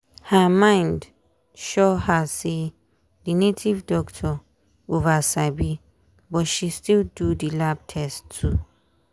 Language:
Nigerian Pidgin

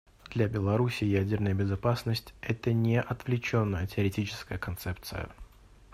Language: Russian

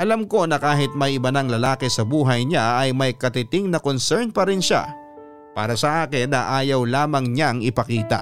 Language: Filipino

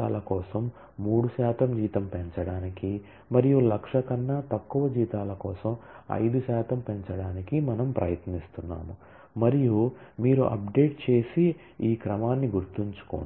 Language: Telugu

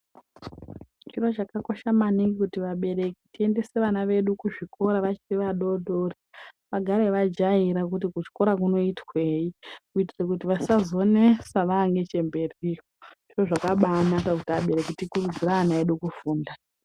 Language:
Ndau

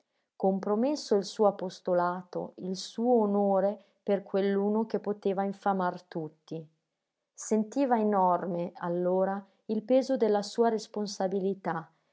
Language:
Italian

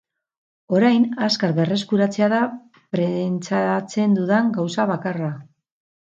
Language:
Basque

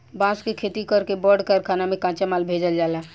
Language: Bhojpuri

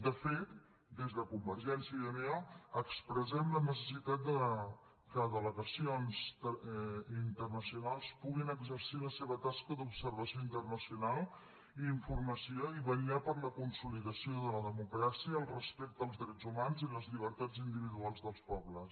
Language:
Catalan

